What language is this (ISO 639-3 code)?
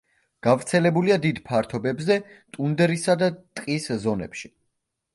kat